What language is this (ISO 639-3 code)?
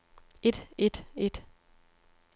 dan